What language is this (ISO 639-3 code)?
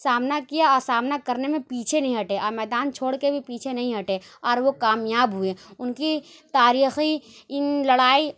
urd